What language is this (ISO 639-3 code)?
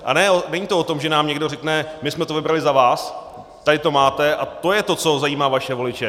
ces